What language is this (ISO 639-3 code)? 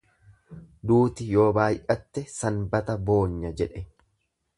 orm